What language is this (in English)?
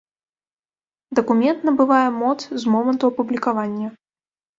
Belarusian